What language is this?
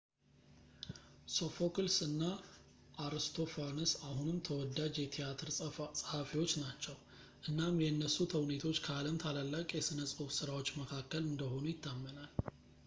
Amharic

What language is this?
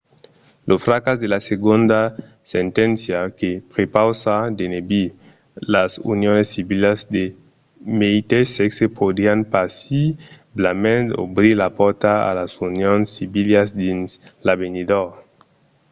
Occitan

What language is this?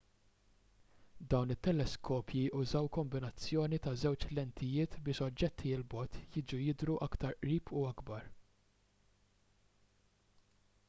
Maltese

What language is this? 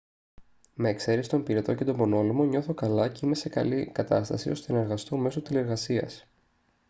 Greek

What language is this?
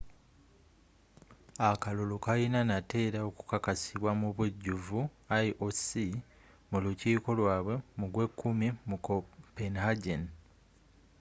Ganda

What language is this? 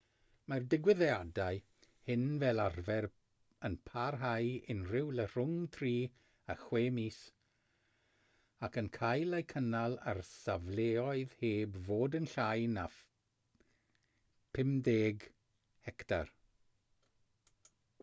Welsh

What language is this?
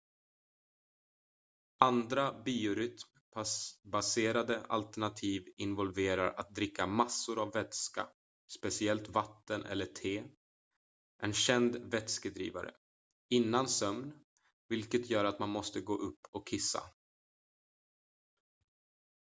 Swedish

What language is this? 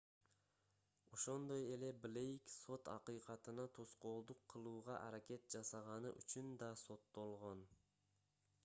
Kyrgyz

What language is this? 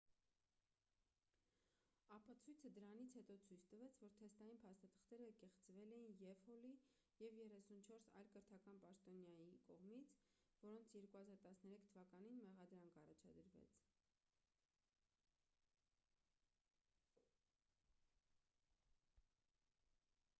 Armenian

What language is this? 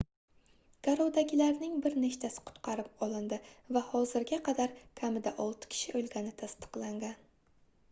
Uzbek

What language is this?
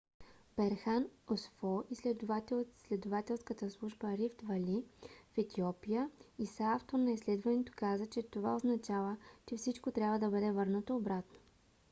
Bulgarian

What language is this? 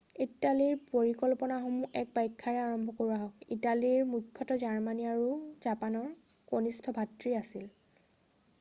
Assamese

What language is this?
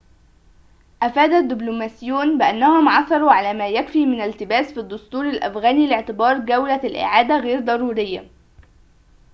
Arabic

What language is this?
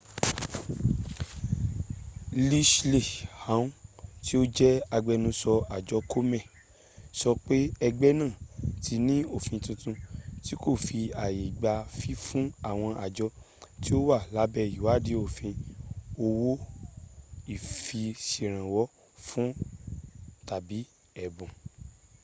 Yoruba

